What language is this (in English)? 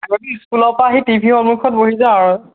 Assamese